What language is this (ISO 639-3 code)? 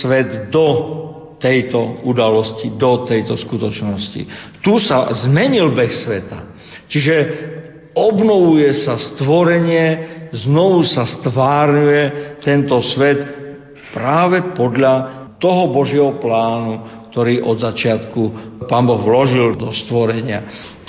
slk